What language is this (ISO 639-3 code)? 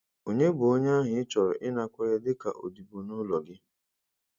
ibo